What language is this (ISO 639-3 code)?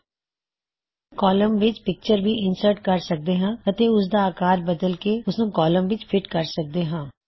pan